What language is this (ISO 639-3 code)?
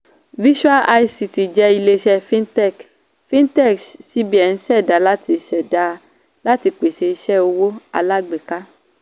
yor